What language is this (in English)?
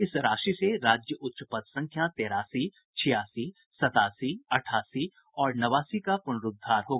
Hindi